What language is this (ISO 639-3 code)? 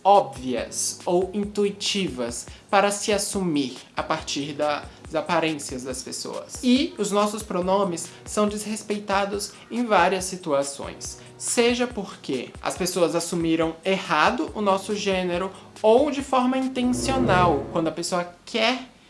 por